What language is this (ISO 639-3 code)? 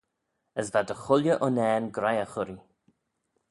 glv